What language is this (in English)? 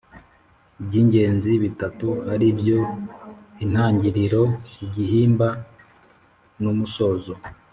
Kinyarwanda